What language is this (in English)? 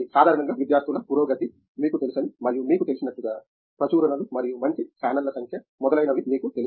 Telugu